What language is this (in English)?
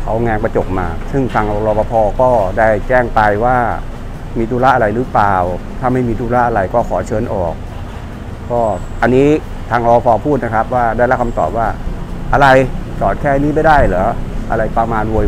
Thai